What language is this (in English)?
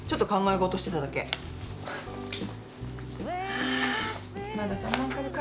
Japanese